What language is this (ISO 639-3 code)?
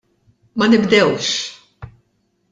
mlt